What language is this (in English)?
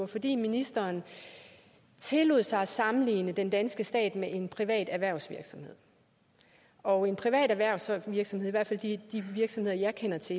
Danish